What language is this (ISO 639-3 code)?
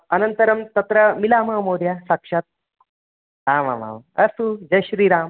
san